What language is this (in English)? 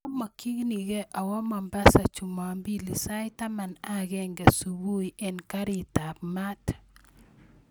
Kalenjin